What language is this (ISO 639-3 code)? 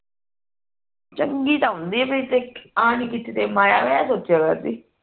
pan